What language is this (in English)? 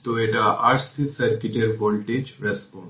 Bangla